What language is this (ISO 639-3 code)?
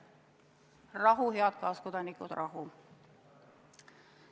est